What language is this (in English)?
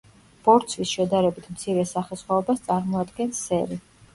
Georgian